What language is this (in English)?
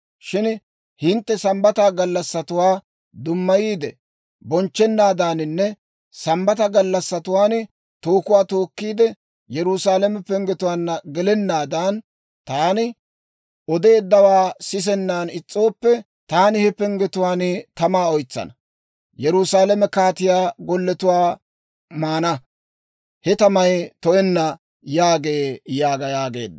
Dawro